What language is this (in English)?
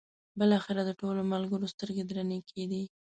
Pashto